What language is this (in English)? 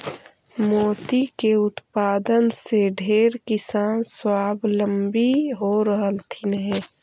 Magahi